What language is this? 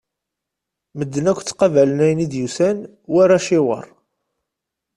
Kabyle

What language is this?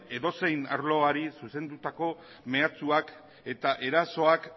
Basque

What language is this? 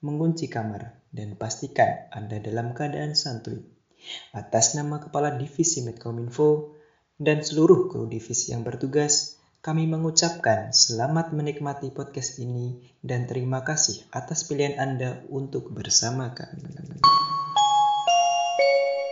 Indonesian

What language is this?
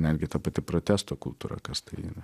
Lithuanian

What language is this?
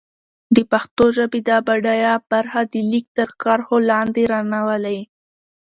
Pashto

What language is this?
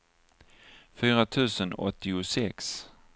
Swedish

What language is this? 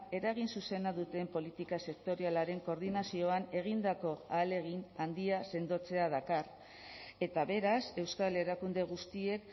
Basque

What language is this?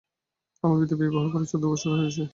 Bangla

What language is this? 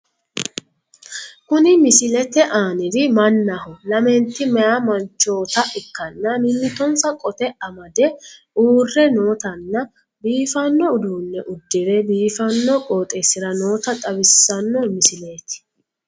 Sidamo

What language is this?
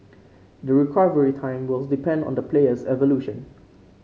English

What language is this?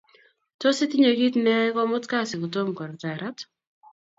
Kalenjin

